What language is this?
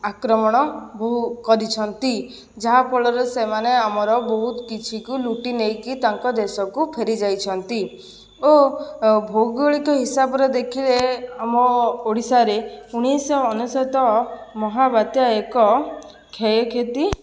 Odia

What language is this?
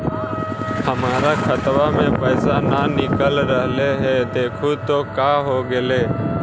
Magahi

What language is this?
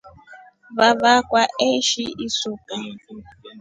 Rombo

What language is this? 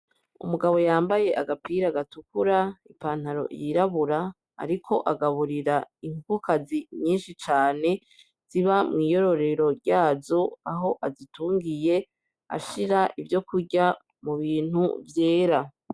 Rundi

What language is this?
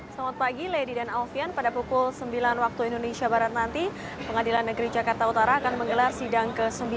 Indonesian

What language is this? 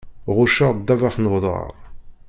Kabyle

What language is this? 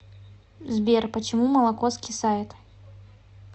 Russian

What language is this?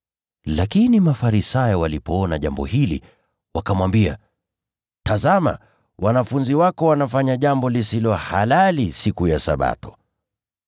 Swahili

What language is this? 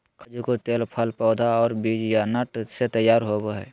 Magahi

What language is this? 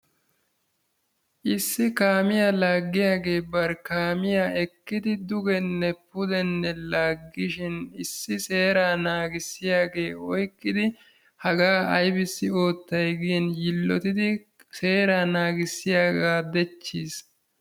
Wolaytta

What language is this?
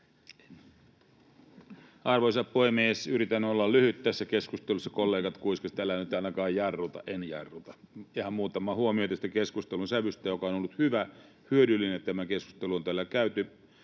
Finnish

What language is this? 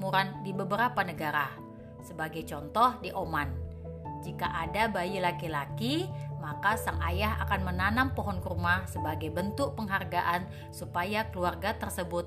Indonesian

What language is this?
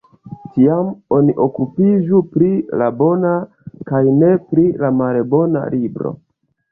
Esperanto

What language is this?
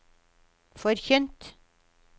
Norwegian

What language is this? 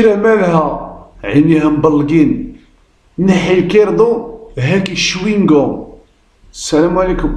Arabic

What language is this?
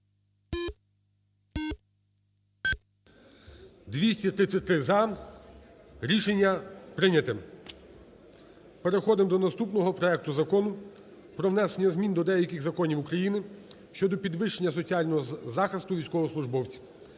Ukrainian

